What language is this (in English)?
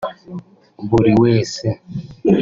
Kinyarwanda